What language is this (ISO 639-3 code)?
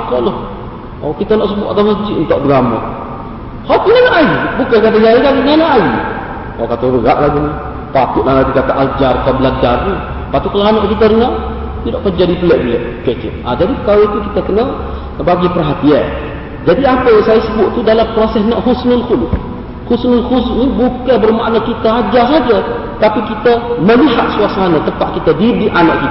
msa